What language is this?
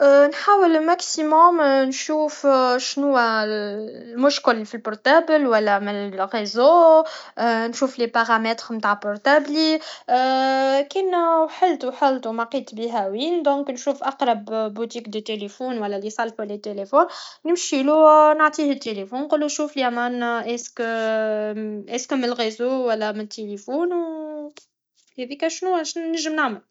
Tunisian Arabic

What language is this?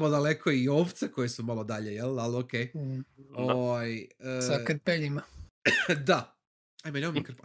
Croatian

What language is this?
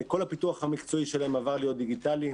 Hebrew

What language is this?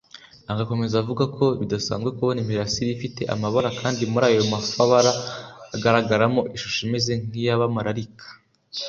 Kinyarwanda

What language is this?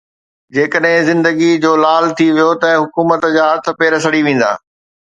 Sindhi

